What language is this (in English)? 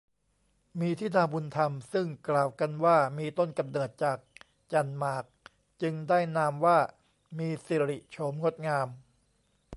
Thai